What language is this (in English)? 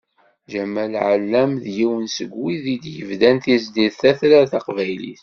Kabyle